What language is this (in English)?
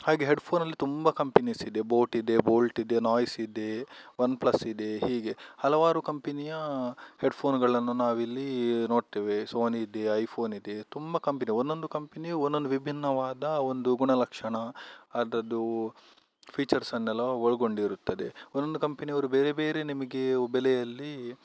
Kannada